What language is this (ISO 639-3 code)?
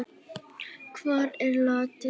isl